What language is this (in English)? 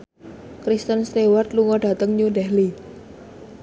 Javanese